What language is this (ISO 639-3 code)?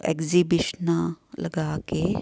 pan